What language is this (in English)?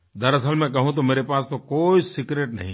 Hindi